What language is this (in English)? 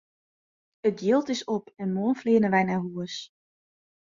Western Frisian